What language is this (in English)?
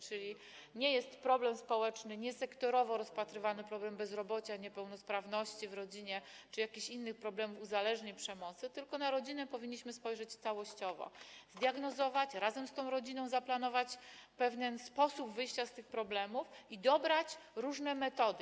Polish